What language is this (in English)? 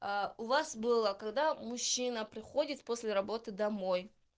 Russian